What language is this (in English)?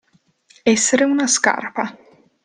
Italian